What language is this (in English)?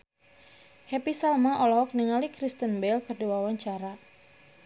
Sundanese